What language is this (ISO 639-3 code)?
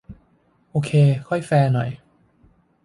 tha